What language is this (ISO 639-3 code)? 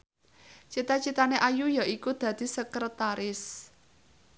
jav